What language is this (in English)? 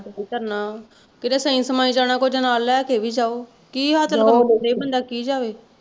Punjabi